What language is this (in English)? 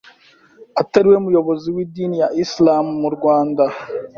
Kinyarwanda